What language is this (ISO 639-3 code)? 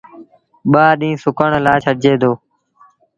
sbn